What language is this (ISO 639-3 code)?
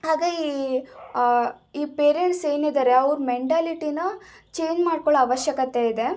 kan